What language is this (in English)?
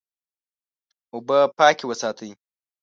Pashto